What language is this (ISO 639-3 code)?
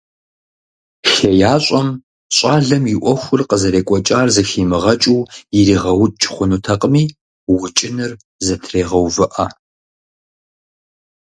kbd